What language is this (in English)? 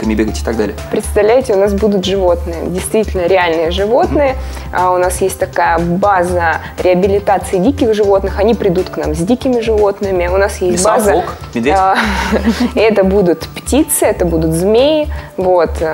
Russian